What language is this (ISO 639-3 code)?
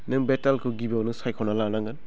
brx